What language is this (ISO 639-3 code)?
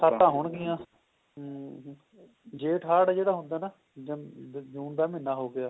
pan